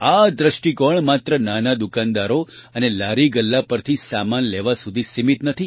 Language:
Gujarati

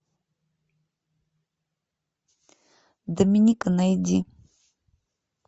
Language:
Russian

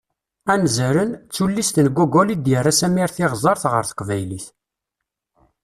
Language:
Kabyle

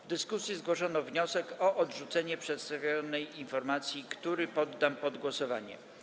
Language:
Polish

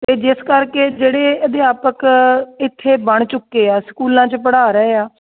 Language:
Punjabi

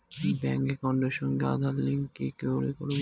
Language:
Bangla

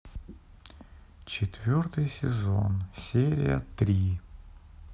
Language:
Russian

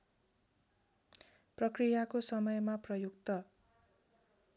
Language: Nepali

